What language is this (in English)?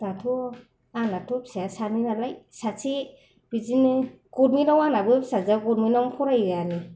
Bodo